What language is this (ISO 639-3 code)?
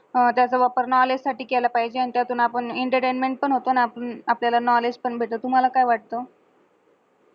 mar